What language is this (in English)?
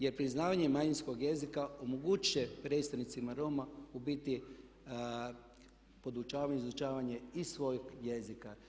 Croatian